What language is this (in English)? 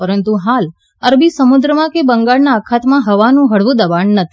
Gujarati